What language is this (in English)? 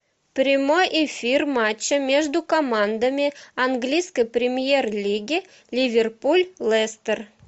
Russian